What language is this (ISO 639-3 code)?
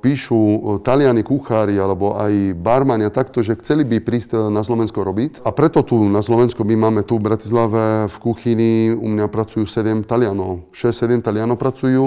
slk